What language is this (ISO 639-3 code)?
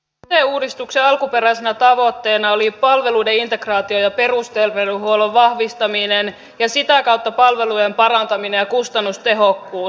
fin